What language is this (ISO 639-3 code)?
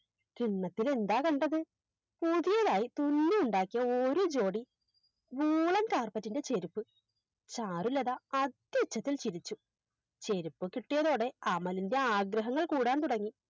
mal